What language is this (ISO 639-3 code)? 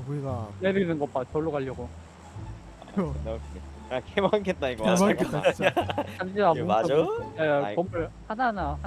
kor